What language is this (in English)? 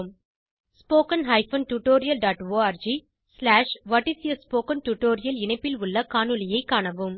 Tamil